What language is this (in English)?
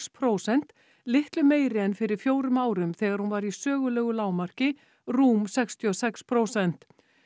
Icelandic